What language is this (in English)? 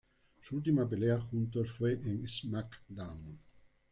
Spanish